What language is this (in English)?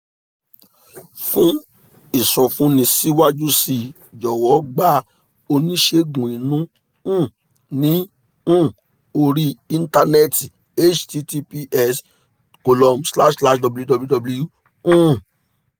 Yoruba